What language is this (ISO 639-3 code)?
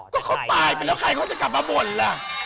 tha